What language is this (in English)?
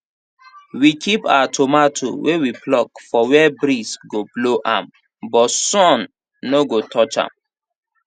Nigerian Pidgin